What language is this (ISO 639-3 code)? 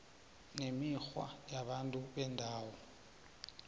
nbl